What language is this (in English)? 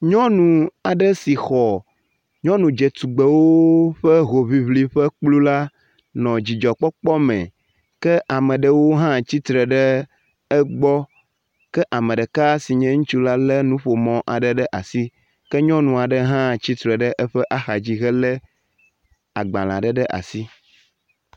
Ewe